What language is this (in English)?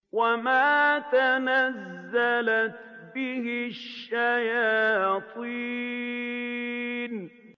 Arabic